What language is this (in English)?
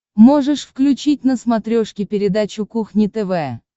Russian